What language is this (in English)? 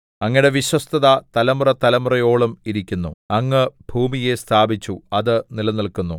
Malayalam